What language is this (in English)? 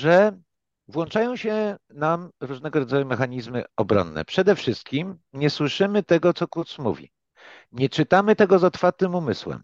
Polish